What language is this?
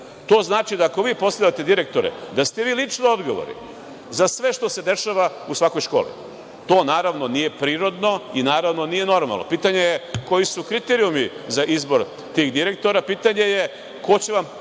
Serbian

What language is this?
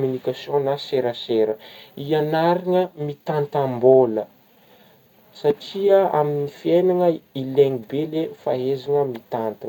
Northern Betsimisaraka Malagasy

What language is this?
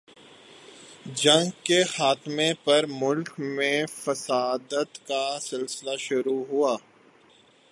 Urdu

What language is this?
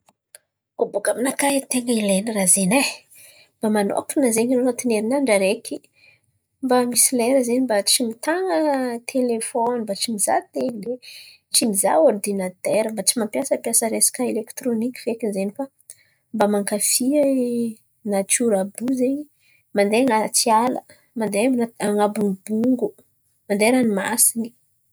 Antankarana Malagasy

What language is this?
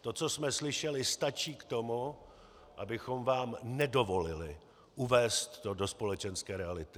Czech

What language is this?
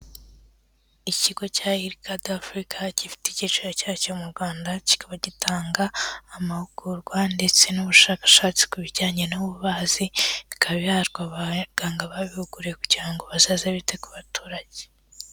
Kinyarwanda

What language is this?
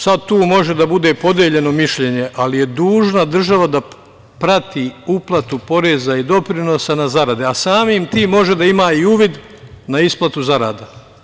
Serbian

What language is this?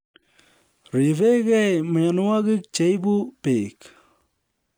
Kalenjin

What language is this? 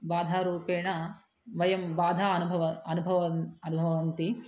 Sanskrit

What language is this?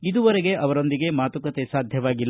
Kannada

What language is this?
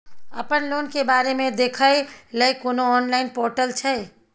Maithili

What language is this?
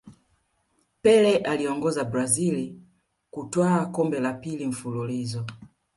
Swahili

